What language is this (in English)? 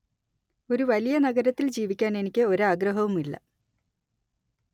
Malayalam